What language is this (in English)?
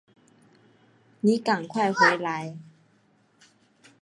Chinese